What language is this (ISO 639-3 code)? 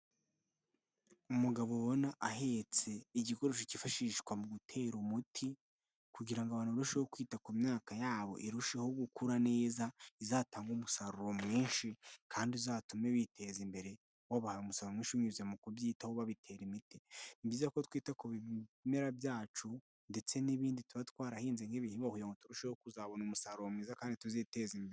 kin